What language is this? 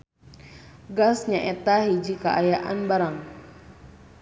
Sundanese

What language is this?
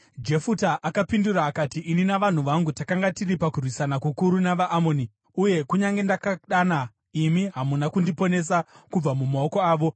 Shona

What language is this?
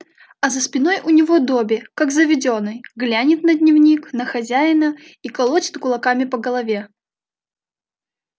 Russian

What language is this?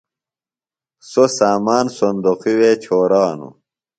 Phalura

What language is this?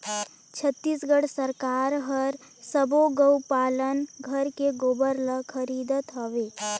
Chhattisgarhi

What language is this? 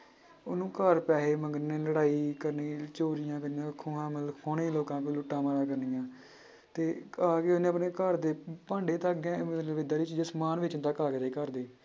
Punjabi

